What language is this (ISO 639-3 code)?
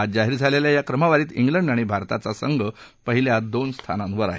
mar